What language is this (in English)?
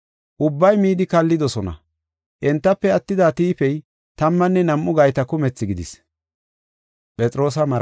Gofa